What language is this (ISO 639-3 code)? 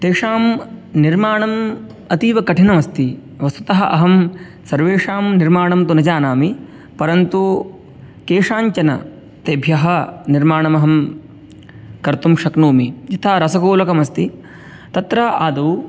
san